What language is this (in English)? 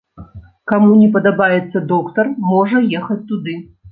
Belarusian